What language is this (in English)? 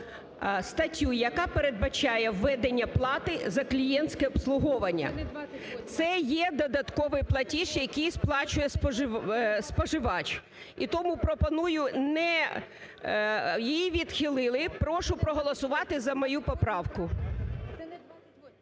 Ukrainian